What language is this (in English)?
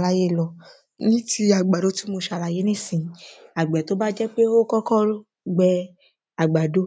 Yoruba